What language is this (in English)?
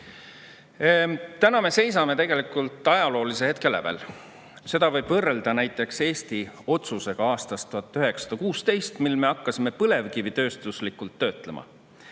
Estonian